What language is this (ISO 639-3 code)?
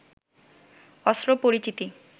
ben